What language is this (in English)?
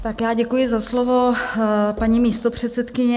Czech